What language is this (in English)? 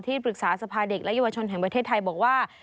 Thai